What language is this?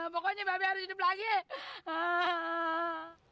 Indonesian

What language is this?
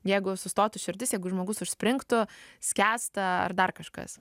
Lithuanian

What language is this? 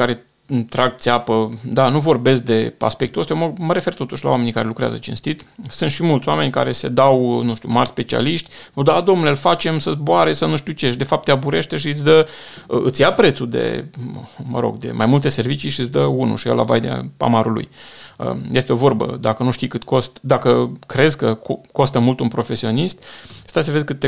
Romanian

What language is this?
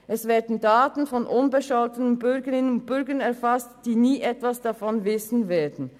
Swiss German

